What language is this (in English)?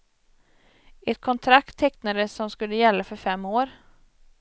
Swedish